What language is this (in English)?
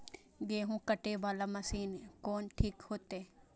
Maithili